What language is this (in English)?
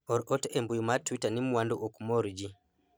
Luo (Kenya and Tanzania)